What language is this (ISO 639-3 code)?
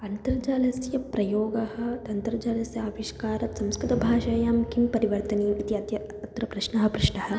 san